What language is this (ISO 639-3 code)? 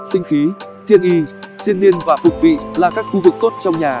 vie